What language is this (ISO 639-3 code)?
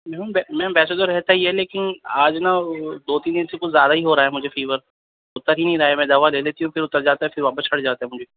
urd